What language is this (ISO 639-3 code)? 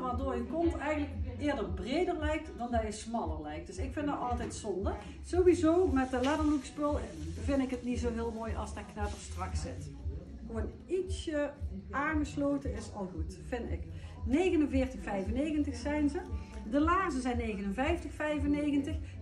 nld